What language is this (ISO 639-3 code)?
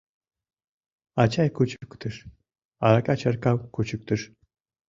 chm